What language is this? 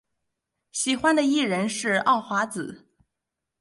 Chinese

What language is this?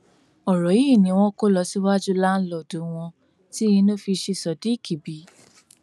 Yoruba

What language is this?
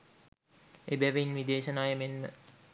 Sinhala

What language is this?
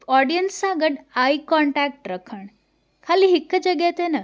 Sindhi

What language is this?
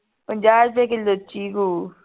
Punjabi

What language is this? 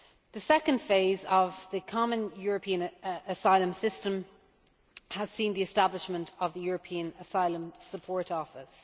English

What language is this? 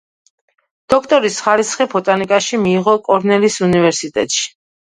Georgian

